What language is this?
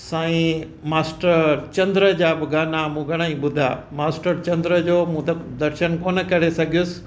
Sindhi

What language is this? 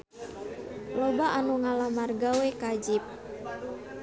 Sundanese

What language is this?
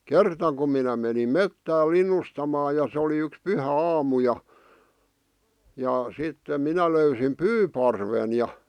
Finnish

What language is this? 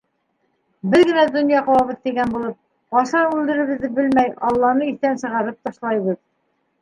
Bashkir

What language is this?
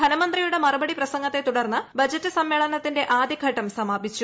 Malayalam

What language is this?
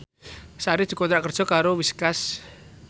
Javanese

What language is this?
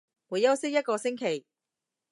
Cantonese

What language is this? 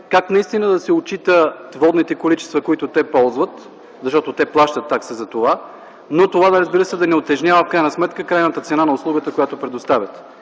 Bulgarian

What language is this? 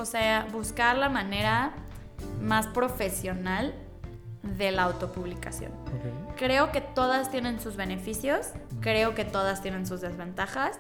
Spanish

